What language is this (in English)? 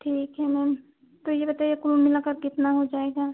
Hindi